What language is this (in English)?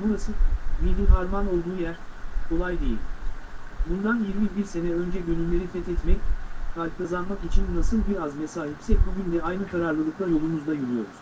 Turkish